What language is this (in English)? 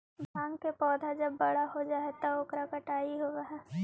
Magahi